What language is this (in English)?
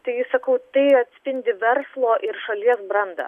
Lithuanian